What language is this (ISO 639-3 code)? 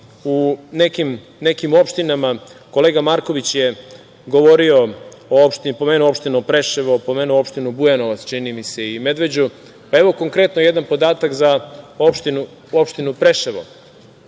srp